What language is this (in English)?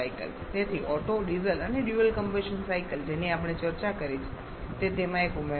Gujarati